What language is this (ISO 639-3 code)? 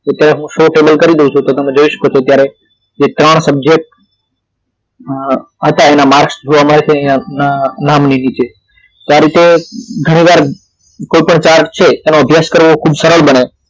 guj